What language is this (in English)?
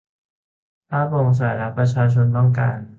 Thai